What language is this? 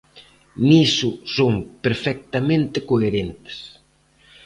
Galician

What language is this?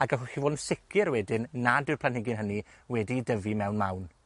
Welsh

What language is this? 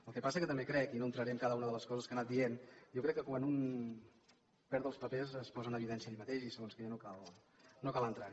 Catalan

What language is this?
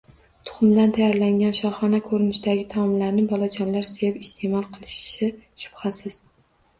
Uzbek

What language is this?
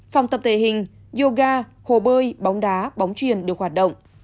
Vietnamese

